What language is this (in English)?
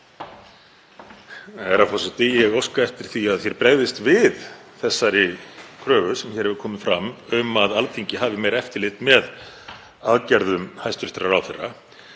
Icelandic